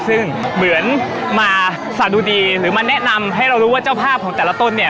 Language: Thai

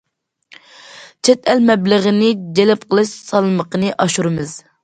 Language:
Uyghur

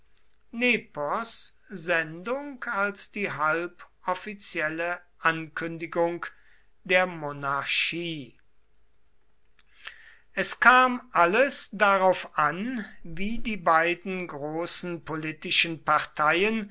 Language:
German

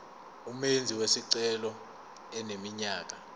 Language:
Zulu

